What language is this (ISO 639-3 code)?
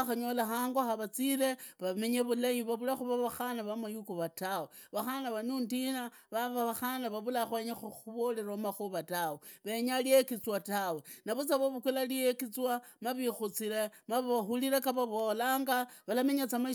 ida